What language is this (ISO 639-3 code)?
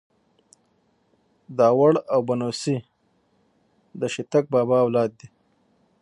pus